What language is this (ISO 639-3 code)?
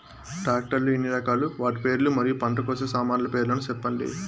tel